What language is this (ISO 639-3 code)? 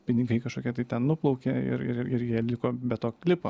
lit